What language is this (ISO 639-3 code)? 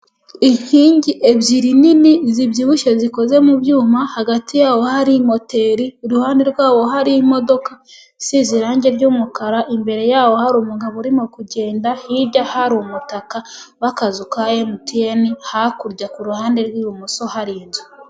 kin